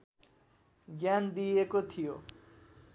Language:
Nepali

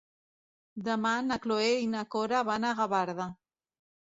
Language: Catalan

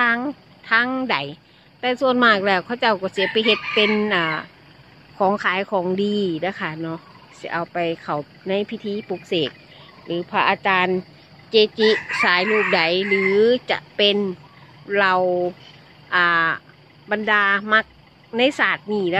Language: Thai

